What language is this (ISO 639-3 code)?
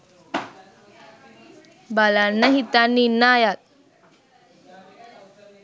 sin